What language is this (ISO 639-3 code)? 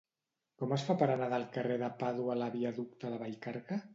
cat